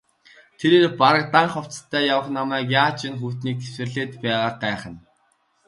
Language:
Mongolian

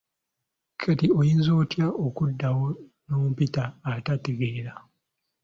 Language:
Ganda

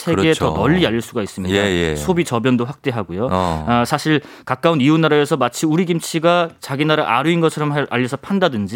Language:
Korean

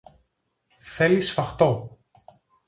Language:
Greek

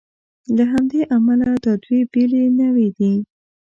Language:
Pashto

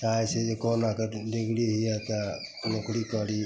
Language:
Maithili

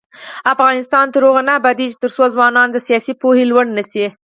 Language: Pashto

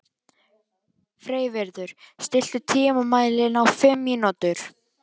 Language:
Icelandic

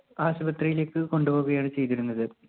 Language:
Malayalam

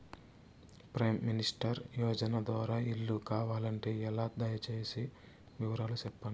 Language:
Telugu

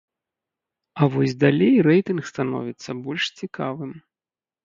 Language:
Belarusian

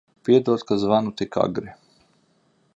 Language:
Latvian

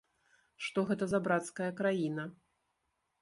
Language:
Belarusian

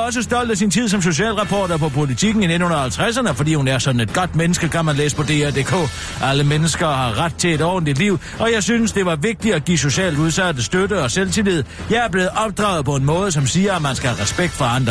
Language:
Danish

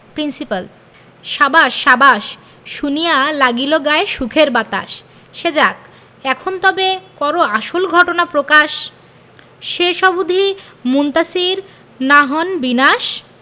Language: Bangla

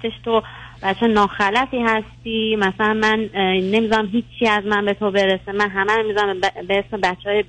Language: Persian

